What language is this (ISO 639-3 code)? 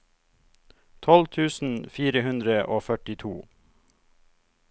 nor